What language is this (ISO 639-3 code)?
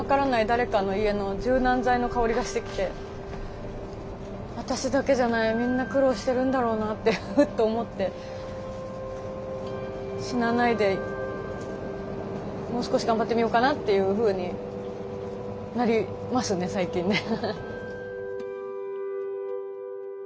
jpn